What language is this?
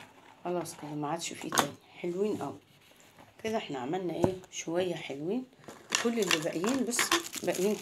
Arabic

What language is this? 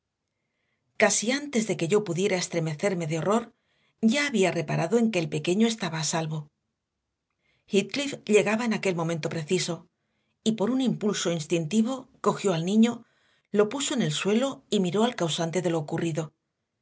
Spanish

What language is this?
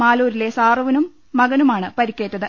Malayalam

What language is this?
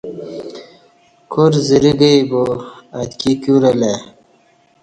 Kati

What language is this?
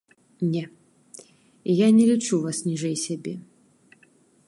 Belarusian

